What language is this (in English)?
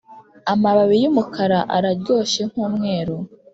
Kinyarwanda